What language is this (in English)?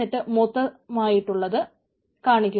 Malayalam